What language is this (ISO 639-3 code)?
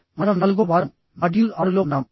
tel